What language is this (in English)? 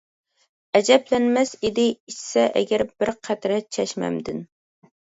Uyghur